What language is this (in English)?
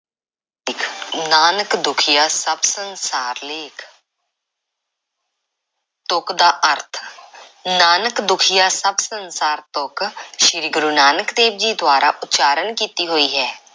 Punjabi